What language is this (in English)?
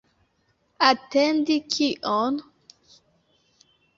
Esperanto